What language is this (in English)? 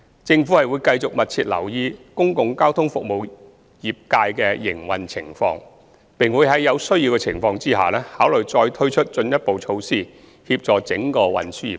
Cantonese